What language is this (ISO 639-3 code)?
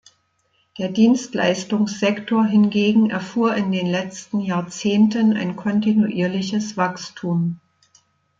deu